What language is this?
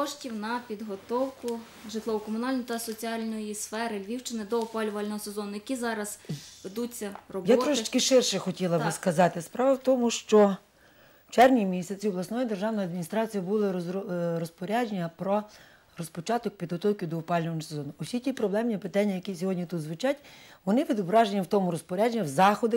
Ukrainian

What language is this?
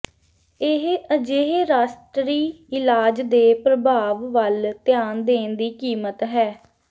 Punjabi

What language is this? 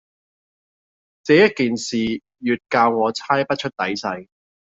Cantonese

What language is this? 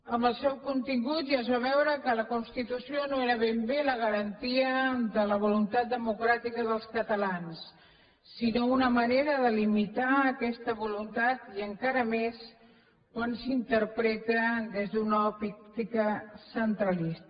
Catalan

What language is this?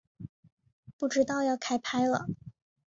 Chinese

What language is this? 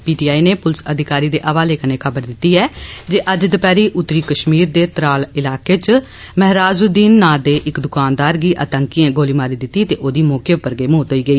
Dogri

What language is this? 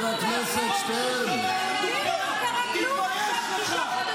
Hebrew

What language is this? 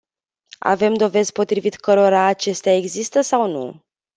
Romanian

